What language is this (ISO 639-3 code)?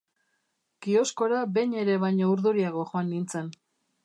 eus